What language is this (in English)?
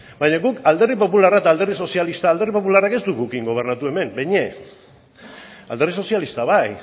Basque